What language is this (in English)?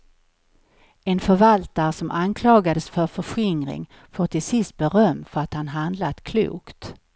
Swedish